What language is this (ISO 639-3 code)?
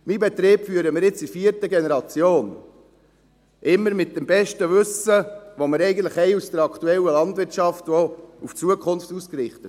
gsw